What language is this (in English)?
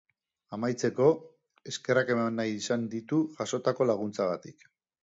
Basque